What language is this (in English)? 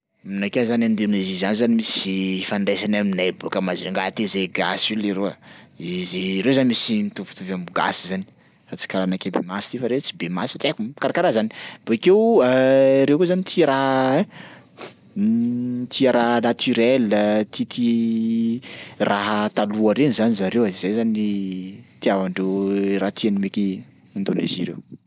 Sakalava Malagasy